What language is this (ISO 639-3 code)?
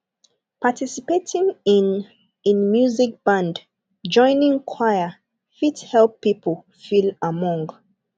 pcm